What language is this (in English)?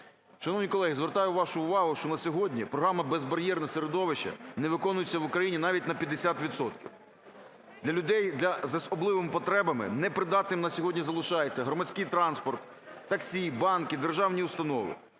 Ukrainian